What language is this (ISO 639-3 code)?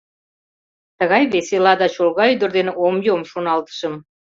chm